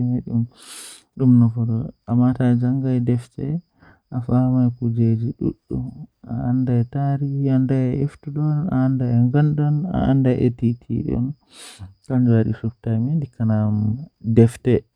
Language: Western Niger Fulfulde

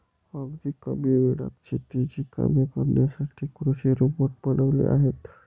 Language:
Marathi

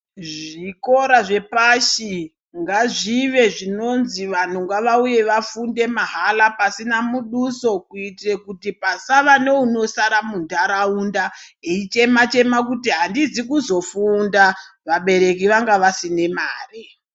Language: Ndau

